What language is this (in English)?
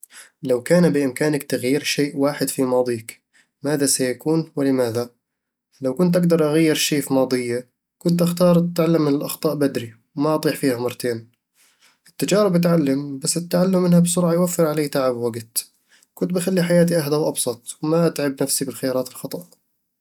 Eastern Egyptian Bedawi Arabic